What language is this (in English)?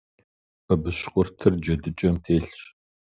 Kabardian